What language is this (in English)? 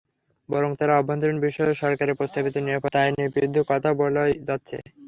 Bangla